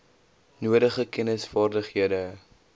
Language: Afrikaans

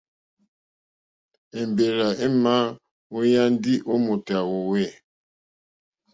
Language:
Mokpwe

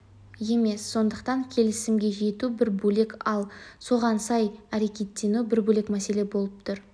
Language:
Kazakh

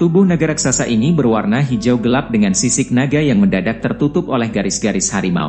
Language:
Indonesian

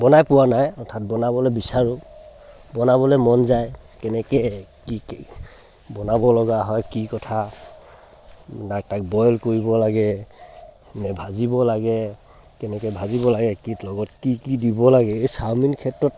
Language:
Assamese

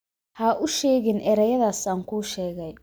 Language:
Somali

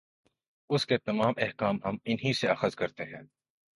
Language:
Urdu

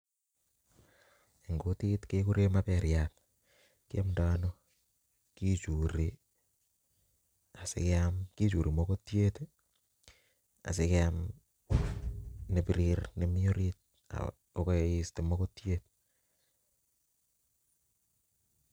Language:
Kalenjin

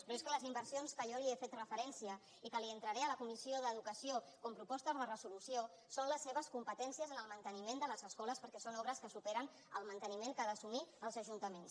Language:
Catalan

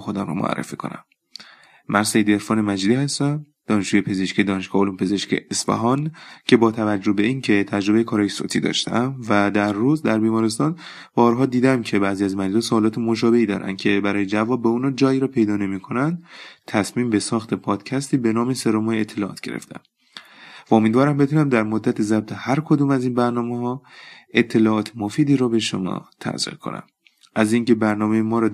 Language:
Persian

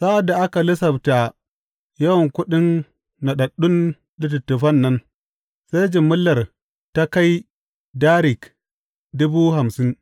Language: Hausa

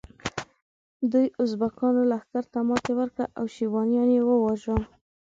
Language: Pashto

